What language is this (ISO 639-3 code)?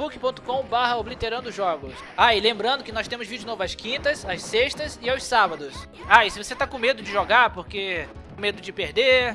por